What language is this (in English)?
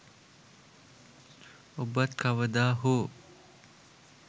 Sinhala